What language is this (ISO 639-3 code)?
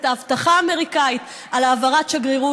heb